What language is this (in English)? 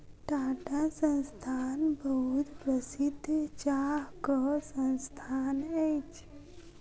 Maithili